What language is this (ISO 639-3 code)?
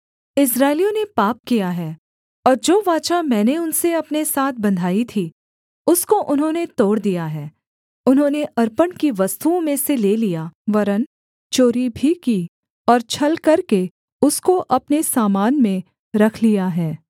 hin